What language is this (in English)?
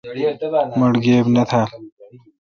Kalkoti